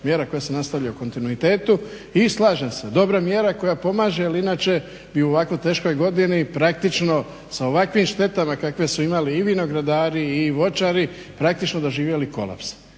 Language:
Croatian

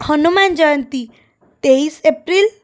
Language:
Odia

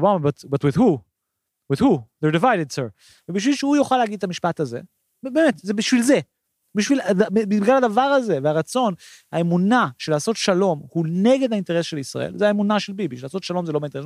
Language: Hebrew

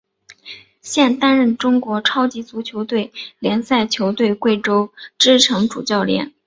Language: Chinese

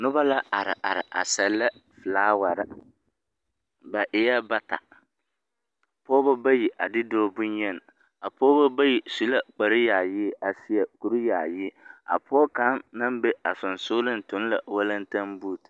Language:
Southern Dagaare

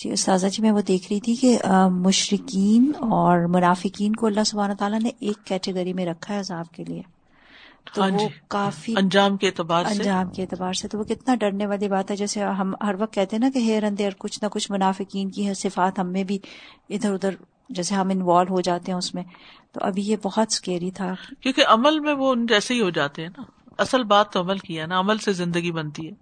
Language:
Urdu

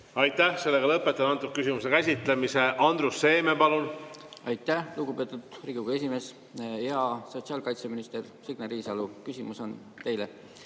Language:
Estonian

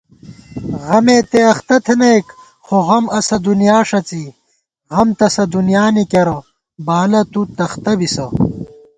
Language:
Gawar-Bati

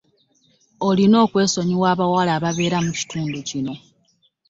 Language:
Ganda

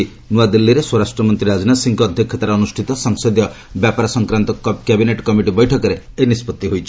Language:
Odia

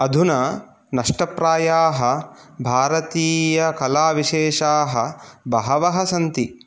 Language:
Sanskrit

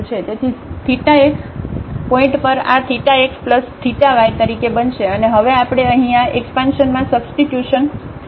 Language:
Gujarati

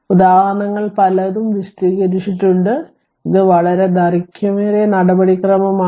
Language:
Malayalam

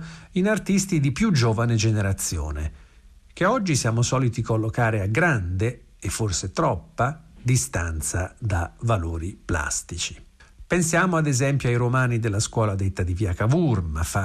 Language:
Italian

